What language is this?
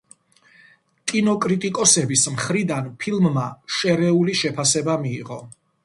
Georgian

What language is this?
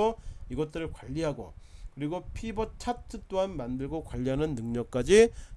Korean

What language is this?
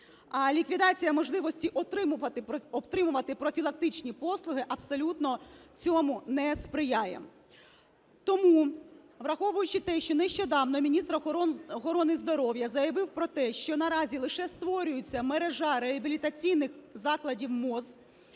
Ukrainian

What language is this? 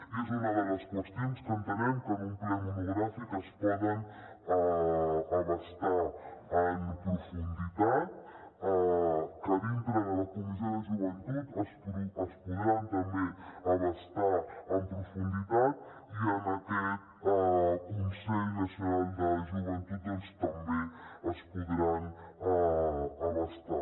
Catalan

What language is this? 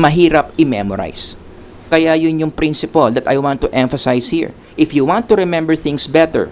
Filipino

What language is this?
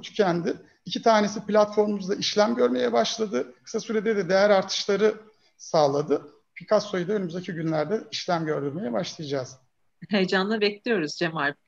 Turkish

